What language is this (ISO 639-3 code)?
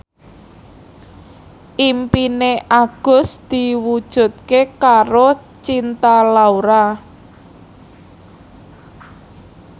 jav